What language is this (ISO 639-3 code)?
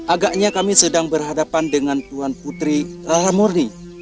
ind